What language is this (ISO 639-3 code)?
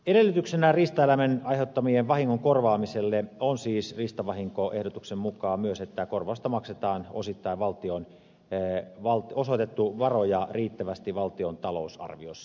fin